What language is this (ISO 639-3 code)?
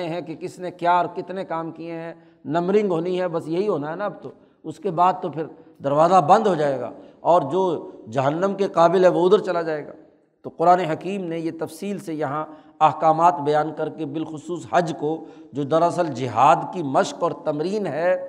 urd